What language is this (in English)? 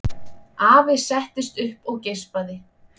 Icelandic